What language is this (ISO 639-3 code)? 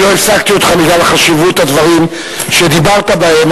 heb